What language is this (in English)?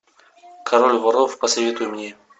Russian